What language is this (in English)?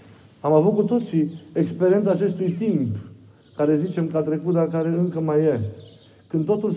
Romanian